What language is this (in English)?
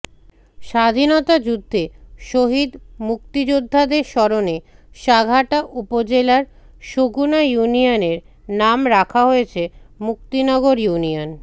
Bangla